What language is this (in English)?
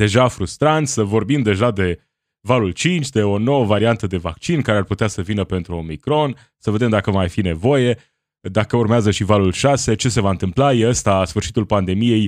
Romanian